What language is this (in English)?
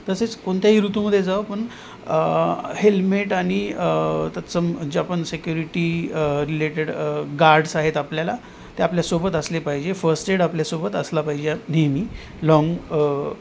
Marathi